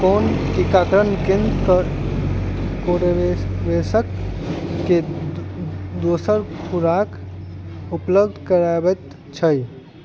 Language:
Maithili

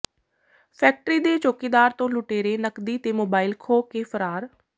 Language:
Punjabi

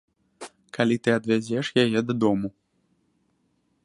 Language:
Belarusian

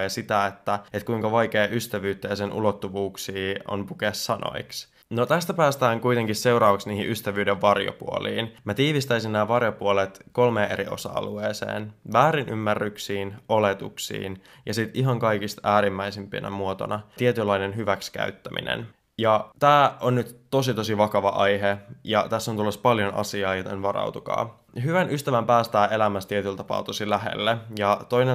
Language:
Finnish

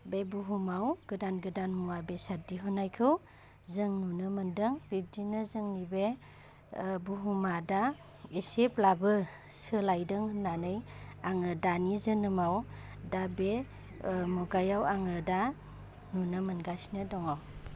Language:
Bodo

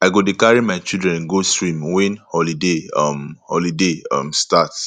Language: Nigerian Pidgin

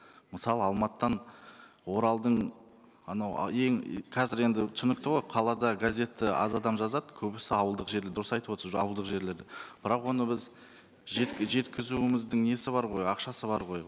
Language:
Kazakh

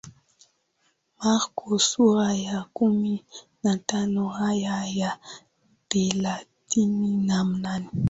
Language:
Swahili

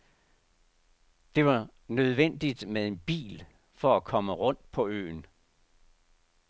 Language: Danish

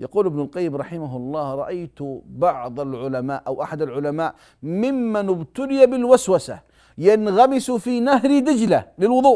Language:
Arabic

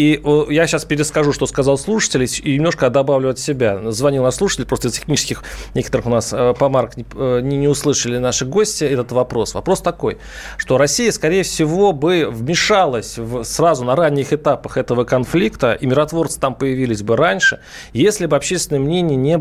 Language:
Russian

